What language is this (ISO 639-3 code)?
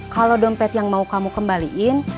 ind